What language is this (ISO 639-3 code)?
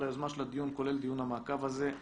heb